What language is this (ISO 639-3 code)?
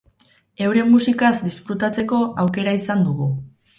eus